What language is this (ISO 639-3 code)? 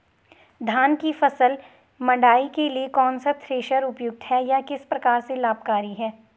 hin